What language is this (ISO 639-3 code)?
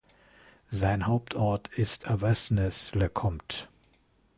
deu